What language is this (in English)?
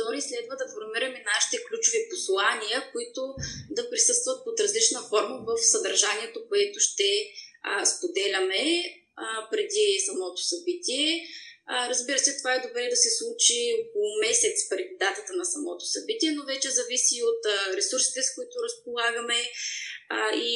Bulgarian